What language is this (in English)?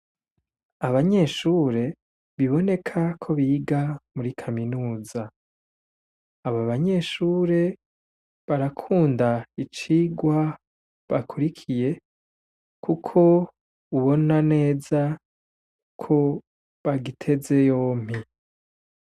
Rundi